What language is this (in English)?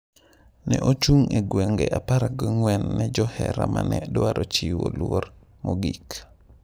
Luo (Kenya and Tanzania)